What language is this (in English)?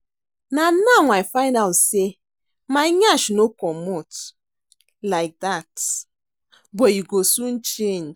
Nigerian Pidgin